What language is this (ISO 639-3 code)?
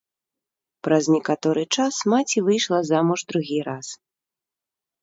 bel